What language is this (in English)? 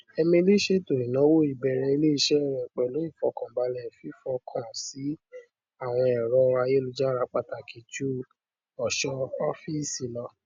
Yoruba